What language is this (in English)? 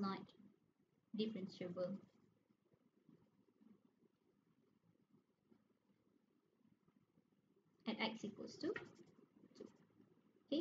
Malay